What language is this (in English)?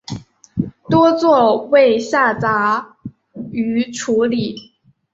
Chinese